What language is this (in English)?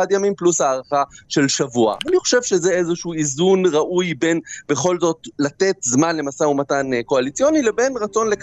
Hebrew